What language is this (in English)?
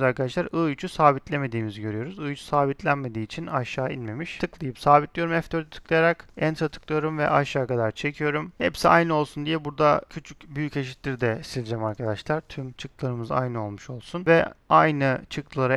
Turkish